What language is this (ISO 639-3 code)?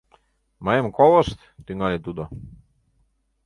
chm